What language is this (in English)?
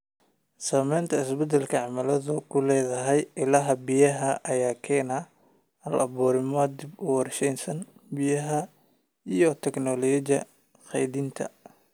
Somali